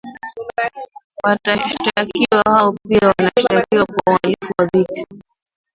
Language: Swahili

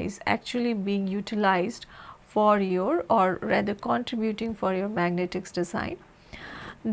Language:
English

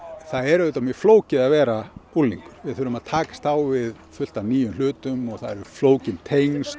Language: Icelandic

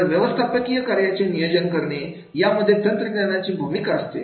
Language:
Marathi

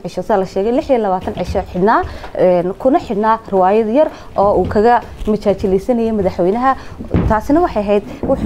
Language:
Arabic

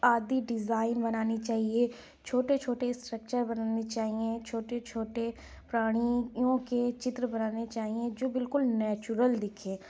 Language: Urdu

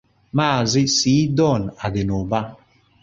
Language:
Igbo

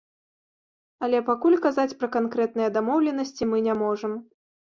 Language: Belarusian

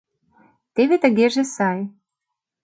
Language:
Mari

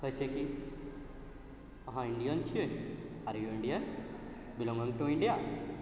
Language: Maithili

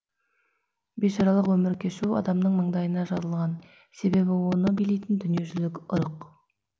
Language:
Kazakh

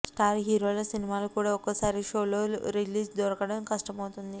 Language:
Telugu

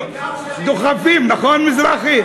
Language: Hebrew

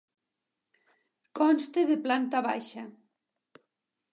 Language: Catalan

